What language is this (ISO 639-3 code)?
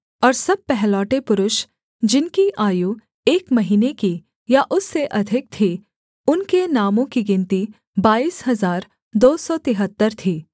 hin